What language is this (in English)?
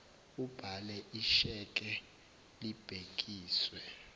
Zulu